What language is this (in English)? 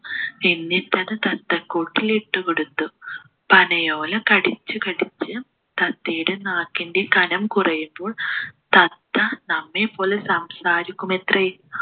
Malayalam